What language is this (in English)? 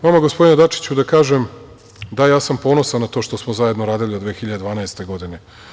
Serbian